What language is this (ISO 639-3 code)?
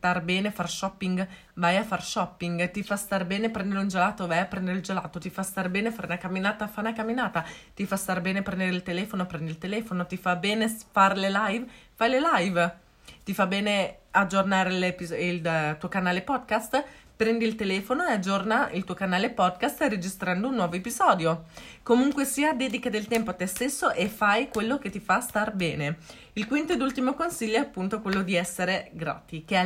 ita